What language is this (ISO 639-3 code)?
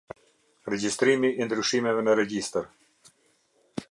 sqi